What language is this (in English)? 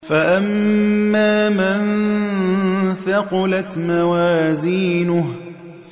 Arabic